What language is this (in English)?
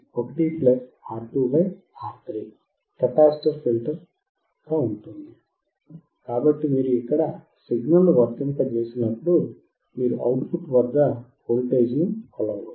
Telugu